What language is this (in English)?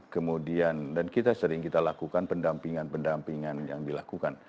Indonesian